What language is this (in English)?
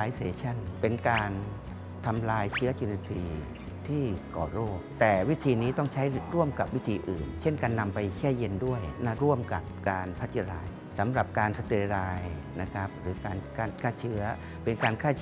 Thai